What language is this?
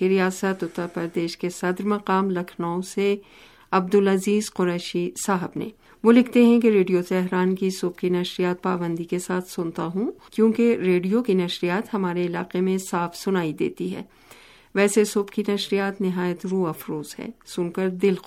Urdu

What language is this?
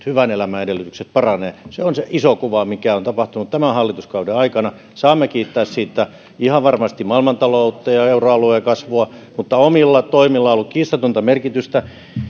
Finnish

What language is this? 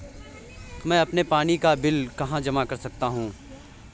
Hindi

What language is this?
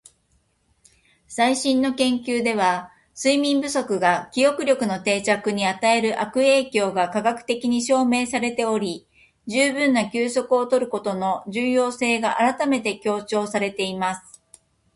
Japanese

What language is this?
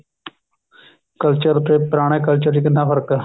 Punjabi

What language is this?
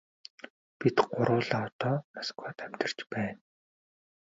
Mongolian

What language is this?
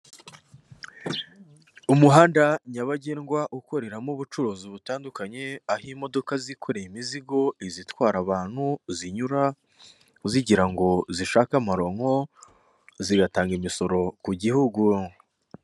Kinyarwanda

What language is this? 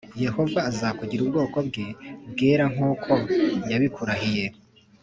Kinyarwanda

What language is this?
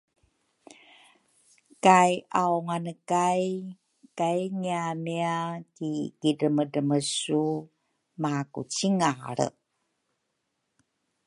Rukai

